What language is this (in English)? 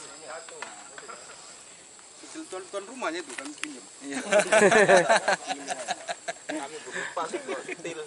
Indonesian